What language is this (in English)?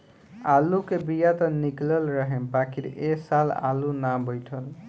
Bhojpuri